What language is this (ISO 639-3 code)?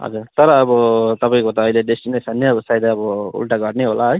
nep